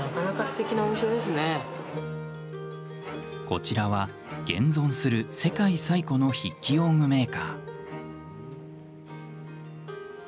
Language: Japanese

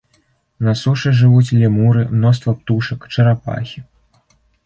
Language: Belarusian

